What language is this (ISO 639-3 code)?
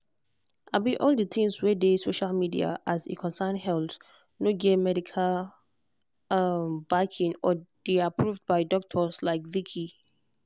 pcm